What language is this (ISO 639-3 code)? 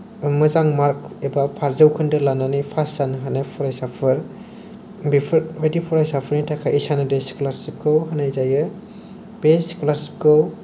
brx